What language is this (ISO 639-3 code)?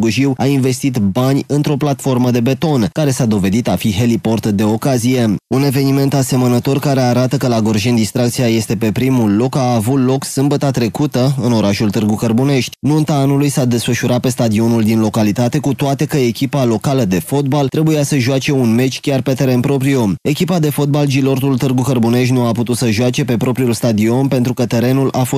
ron